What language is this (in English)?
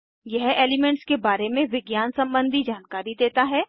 Hindi